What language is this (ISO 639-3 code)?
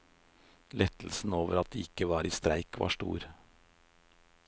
nor